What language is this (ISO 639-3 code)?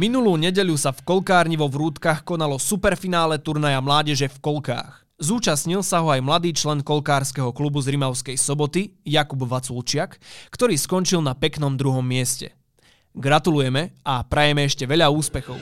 slk